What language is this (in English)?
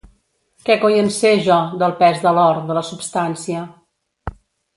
Catalan